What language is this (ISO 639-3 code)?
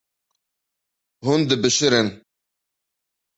kur